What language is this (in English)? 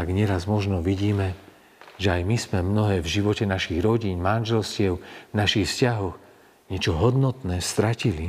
Slovak